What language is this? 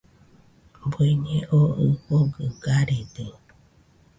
Nüpode Huitoto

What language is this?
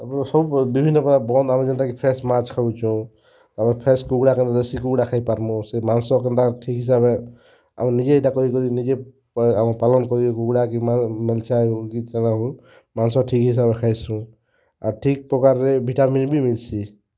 Odia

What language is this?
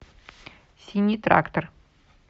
Russian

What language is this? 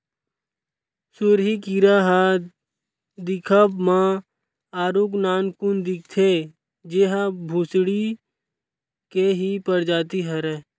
Chhattisgarhi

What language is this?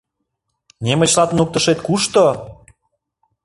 Mari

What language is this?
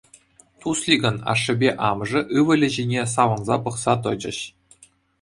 Chuvash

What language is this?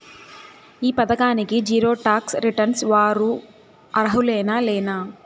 Telugu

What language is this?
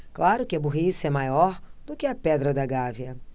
Portuguese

